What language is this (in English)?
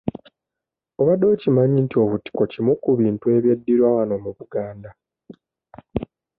Ganda